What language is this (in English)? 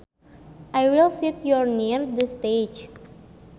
Sundanese